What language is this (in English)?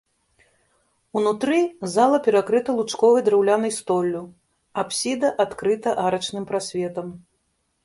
Belarusian